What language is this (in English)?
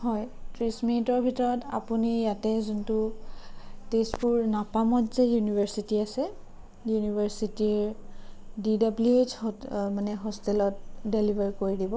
Assamese